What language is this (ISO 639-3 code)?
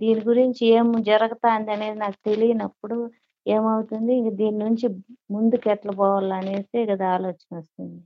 tel